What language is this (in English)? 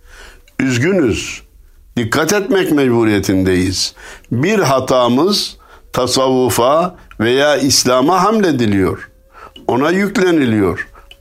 Turkish